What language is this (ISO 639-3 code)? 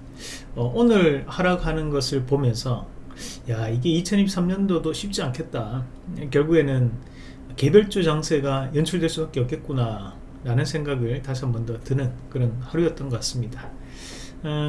kor